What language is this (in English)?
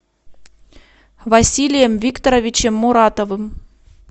Russian